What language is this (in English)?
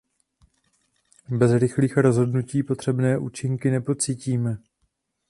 Czech